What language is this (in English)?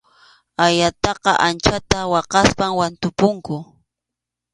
Arequipa-La Unión Quechua